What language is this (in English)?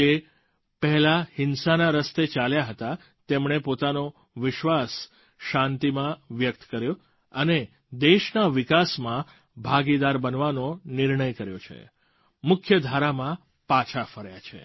Gujarati